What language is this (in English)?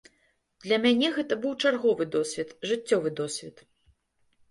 Belarusian